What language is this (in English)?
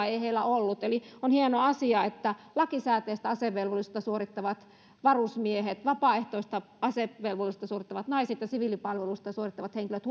Finnish